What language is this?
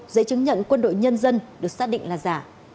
Vietnamese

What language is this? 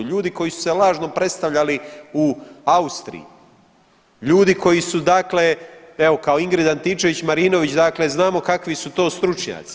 Croatian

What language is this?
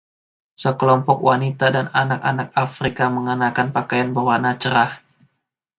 Indonesian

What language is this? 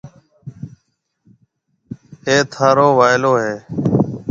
Marwari (Pakistan)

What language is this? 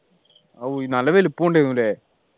Malayalam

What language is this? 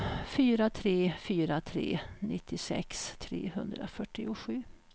Swedish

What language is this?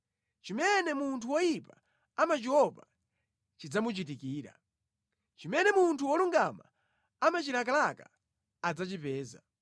Nyanja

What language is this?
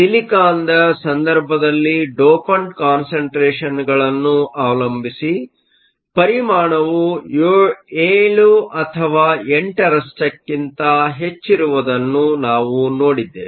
Kannada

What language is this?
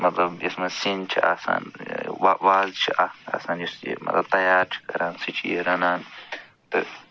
Kashmiri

